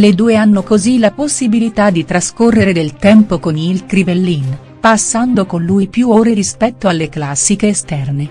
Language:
Italian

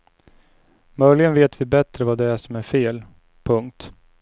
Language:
Swedish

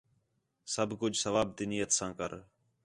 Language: Khetrani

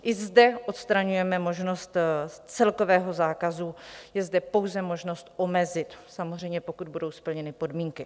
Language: Czech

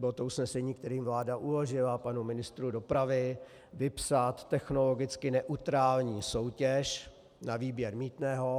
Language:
Czech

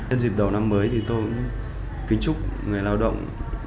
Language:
Vietnamese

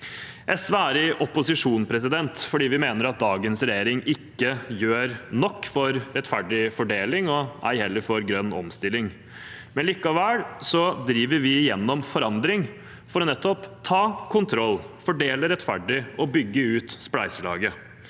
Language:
Norwegian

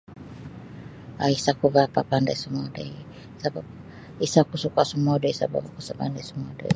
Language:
Sabah Bisaya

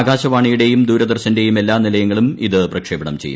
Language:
Malayalam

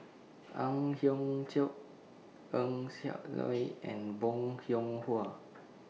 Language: English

